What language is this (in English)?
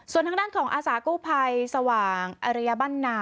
Thai